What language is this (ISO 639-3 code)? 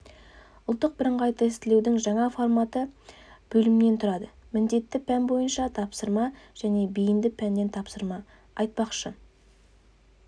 kaz